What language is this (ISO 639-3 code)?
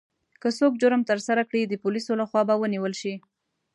pus